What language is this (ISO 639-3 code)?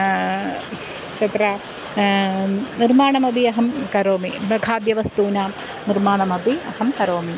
san